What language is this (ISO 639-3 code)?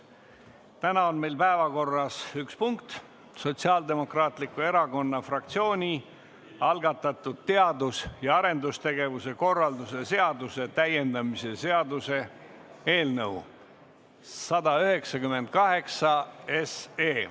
est